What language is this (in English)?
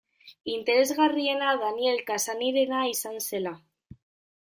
Basque